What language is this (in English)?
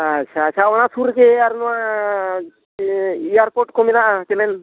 Santali